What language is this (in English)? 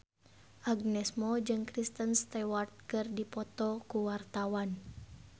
Sundanese